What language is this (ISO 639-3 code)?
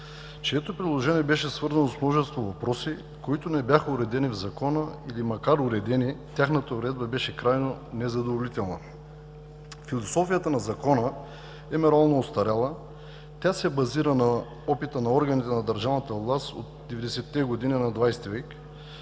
bul